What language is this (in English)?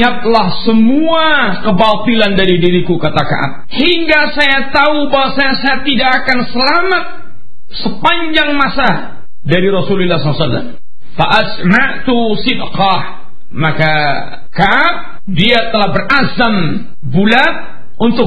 Malay